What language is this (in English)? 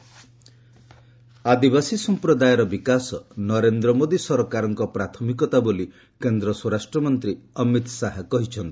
Odia